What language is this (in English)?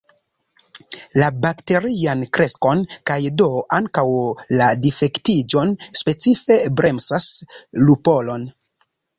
Esperanto